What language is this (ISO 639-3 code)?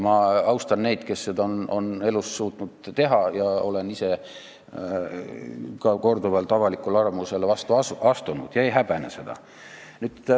est